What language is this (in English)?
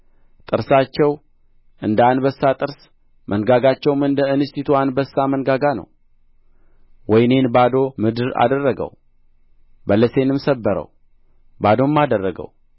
Amharic